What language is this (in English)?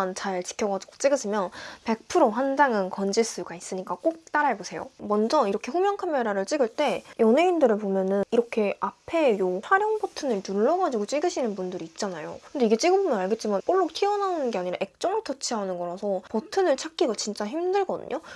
Korean